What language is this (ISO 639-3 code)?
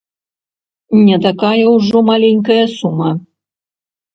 bel